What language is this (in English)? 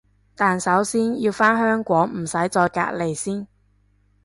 Cantonese